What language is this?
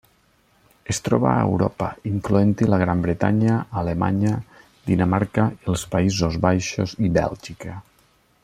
Catalan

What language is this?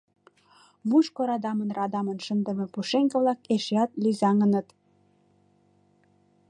Mari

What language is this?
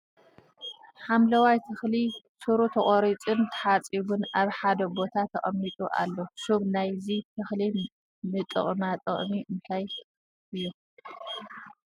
Tigrinya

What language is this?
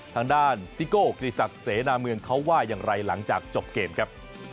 Thai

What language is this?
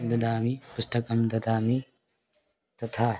Sanskrit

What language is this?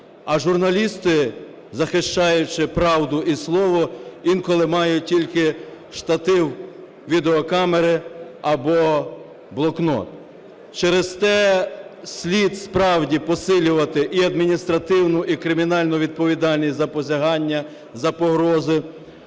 Ukrainian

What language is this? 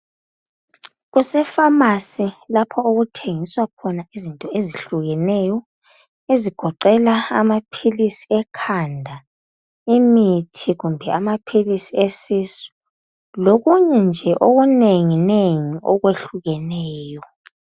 North Ndebele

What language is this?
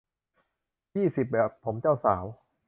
Thai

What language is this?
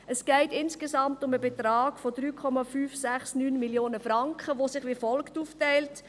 Swiss German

